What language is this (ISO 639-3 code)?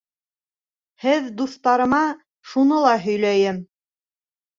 bak